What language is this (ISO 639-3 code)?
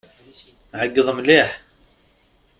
kab